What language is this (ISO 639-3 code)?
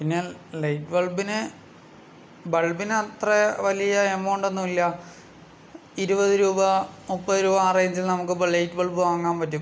mal